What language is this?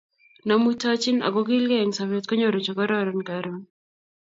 Kalenjin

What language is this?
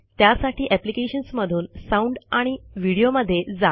Marathi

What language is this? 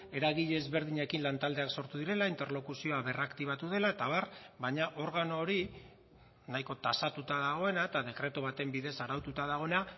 Basque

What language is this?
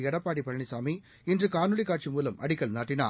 Tamil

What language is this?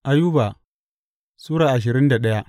Hausa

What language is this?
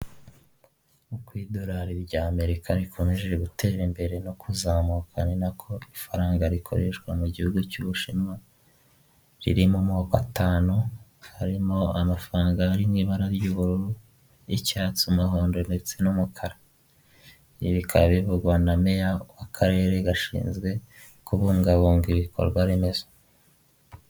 Kinyarwanda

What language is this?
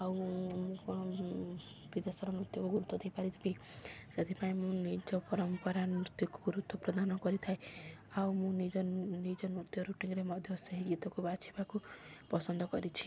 Odia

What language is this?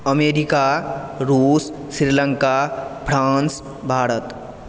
Maithili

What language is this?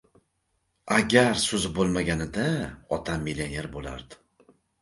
Uzbek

